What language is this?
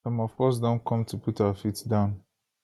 Nigerian Pidgin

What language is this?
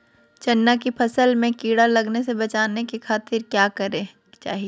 Magahi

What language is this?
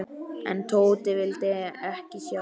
Icelandic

